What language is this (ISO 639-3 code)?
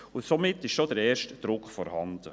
gsw